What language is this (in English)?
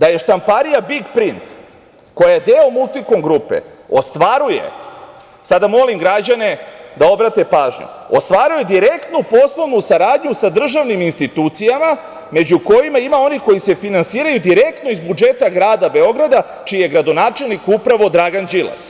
Serbian